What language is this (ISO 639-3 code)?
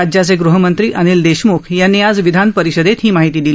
mar